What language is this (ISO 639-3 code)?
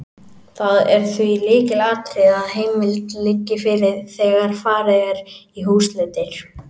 isl